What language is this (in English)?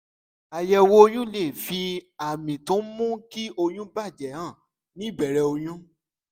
Yoruba